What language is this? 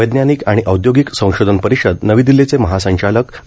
Marathi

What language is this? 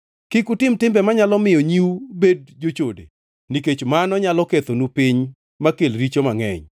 Luo (Kenya and Tanzania)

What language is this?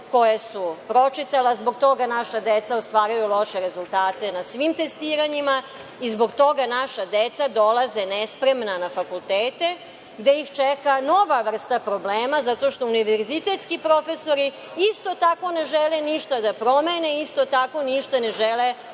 Serbian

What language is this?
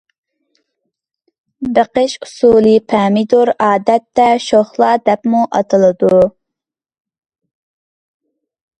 Uyghur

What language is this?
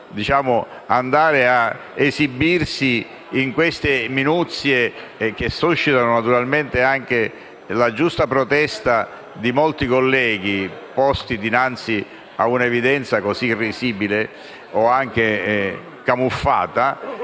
Italian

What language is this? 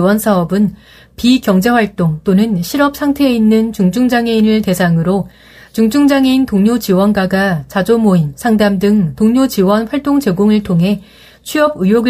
Korean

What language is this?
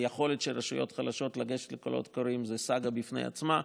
Hebrew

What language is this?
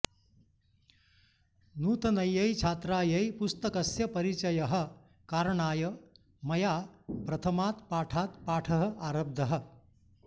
Sanskrit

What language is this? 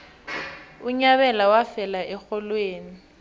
South Ndebele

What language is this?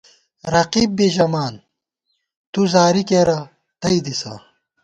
Gawar-Bati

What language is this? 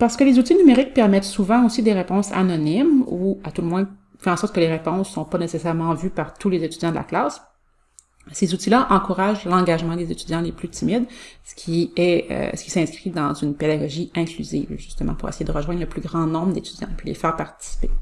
French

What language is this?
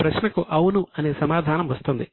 Telugu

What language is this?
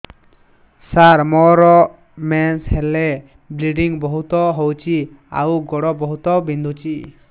Odia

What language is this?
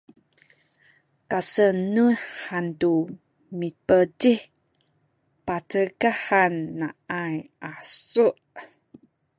Sakizaya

